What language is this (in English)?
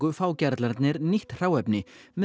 Icelandic